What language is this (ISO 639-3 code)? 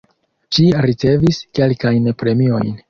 epo